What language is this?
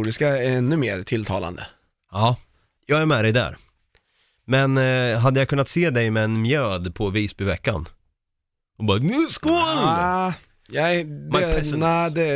Swedish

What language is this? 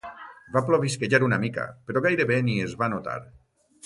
Catalan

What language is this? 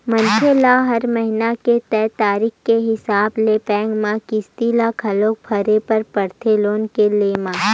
Chhattisgarhi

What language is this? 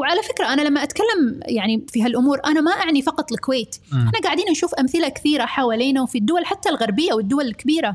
Arabic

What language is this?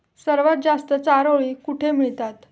Marathi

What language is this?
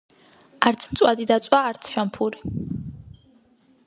Georgian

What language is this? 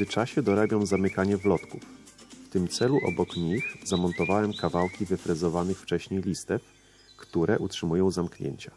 Polish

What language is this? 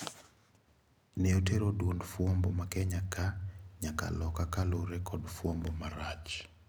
Luo (Kenya and Tanzania)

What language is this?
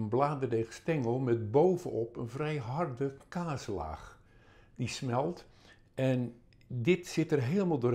Dutch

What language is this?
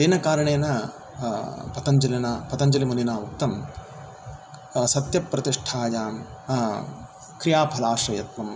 Sanskrit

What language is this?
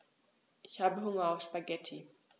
German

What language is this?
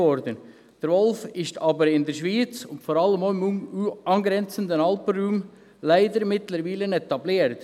Swiss German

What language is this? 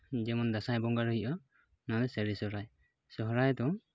Santali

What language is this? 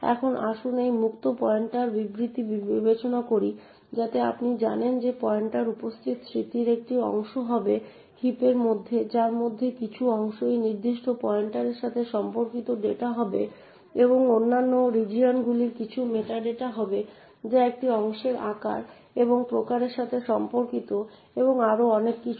Bangla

